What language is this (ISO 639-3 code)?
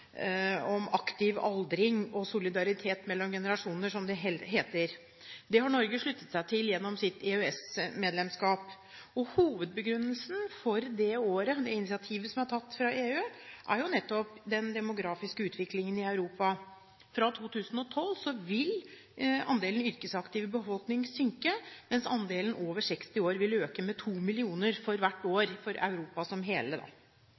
nob